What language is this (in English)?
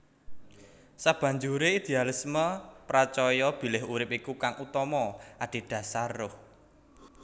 Javanese